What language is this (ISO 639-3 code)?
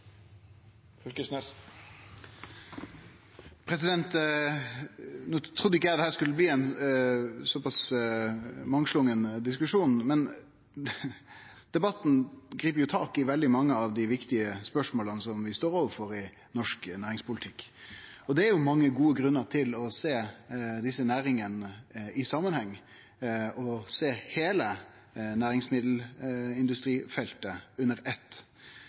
nno